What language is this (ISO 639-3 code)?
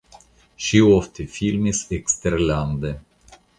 epo